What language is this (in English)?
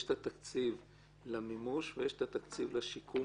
Hebrew